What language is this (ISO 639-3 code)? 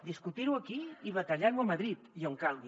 cat